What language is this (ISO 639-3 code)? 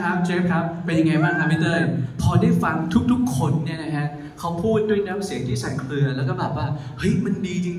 tha